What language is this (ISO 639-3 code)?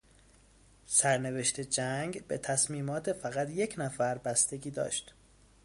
fas